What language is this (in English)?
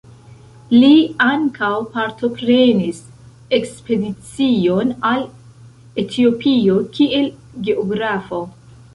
Esperanto